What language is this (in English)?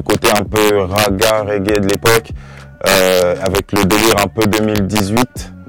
French